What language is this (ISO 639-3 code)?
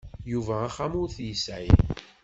kab